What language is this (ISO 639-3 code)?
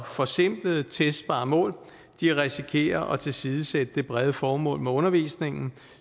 dan